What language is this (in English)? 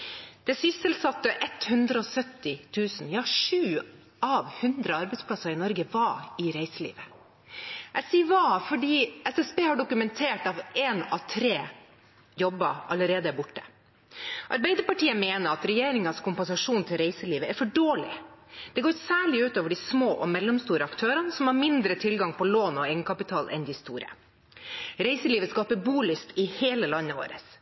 Norwegian Bokmål